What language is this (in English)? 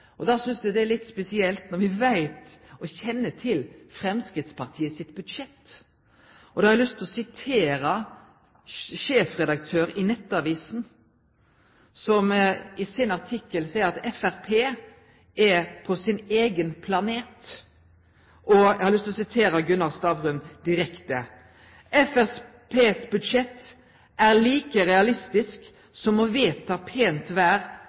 Norwegian Nynorsk